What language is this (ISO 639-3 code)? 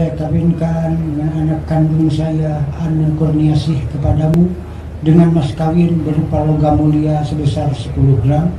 ind